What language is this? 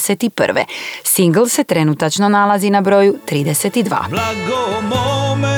Croatian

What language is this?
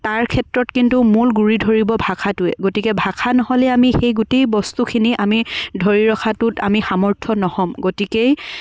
Assamese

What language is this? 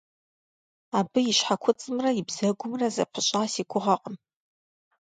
Kabardian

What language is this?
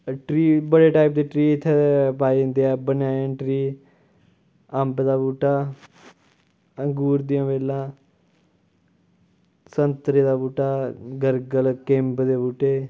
Dogri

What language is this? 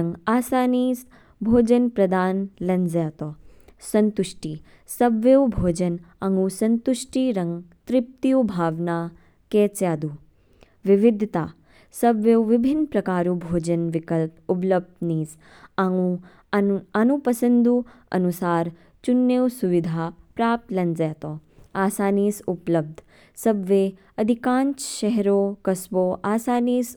Kinnauri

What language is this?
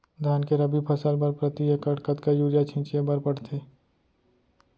Chhattisgarhi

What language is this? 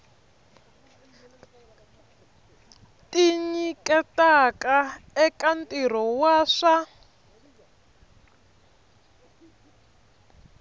Tsonga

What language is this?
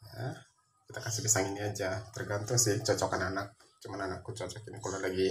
Indonesian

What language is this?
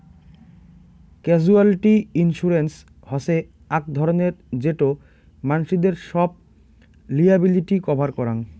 Bangla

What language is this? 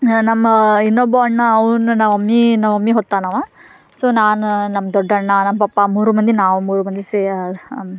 Kannada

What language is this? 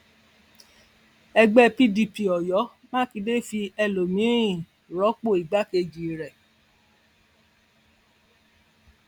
Yoruba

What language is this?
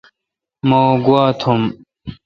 Kalkoti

